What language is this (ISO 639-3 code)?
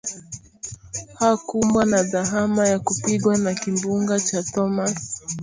swa